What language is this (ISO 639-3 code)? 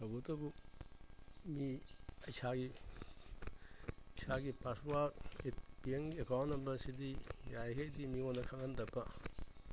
mni